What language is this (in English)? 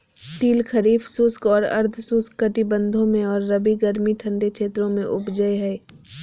Magahi